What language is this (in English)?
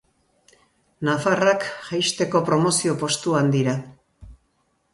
Basque